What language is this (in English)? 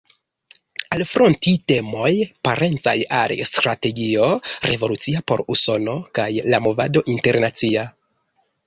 Esperanto